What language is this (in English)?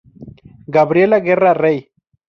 Spanish